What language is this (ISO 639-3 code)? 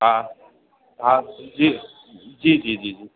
snd